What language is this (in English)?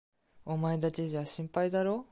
Japanese